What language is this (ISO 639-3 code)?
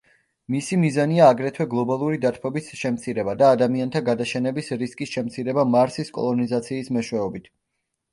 kat